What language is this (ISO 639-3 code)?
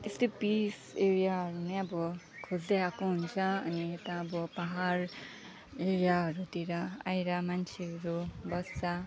nep